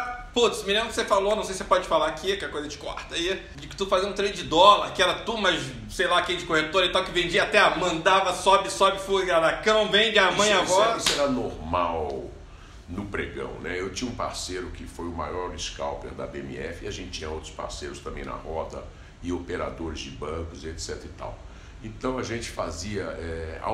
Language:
Portuguese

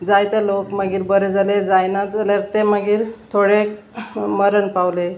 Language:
Konkani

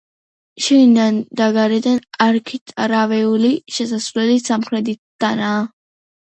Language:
Georgian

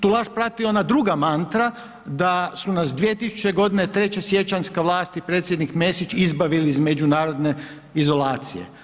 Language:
Croatian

